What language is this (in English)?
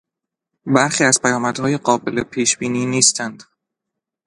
Persian